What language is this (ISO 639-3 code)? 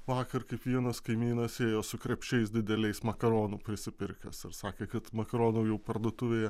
lit